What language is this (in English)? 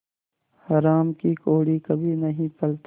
Hindi